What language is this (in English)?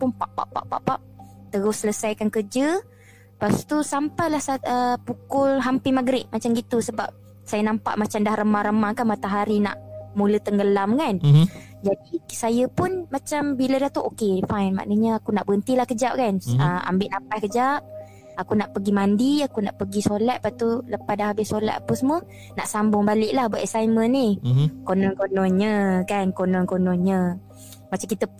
Malay